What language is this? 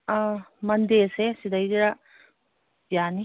Manipuri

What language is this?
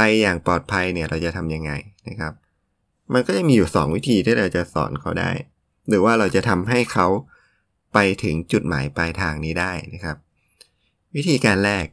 Thai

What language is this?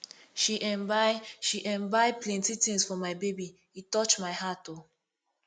Nigerian Pidgin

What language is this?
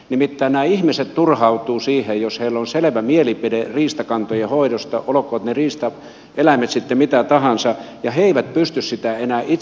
Finnish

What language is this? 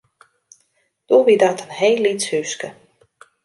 Western Frisian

